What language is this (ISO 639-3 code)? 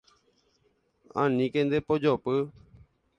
grn